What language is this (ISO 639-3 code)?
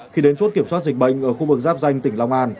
vie